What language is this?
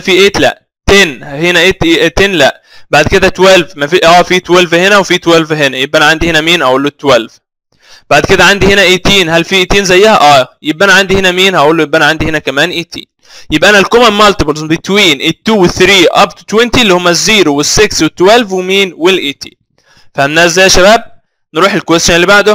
Arabic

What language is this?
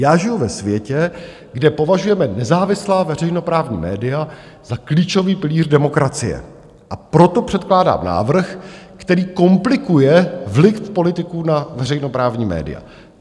Czech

